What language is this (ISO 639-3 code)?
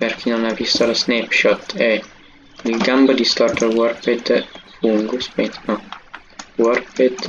ita